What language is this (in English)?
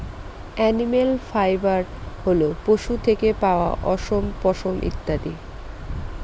Bangla